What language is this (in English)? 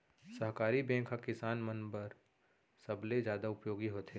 Chhattisgarhi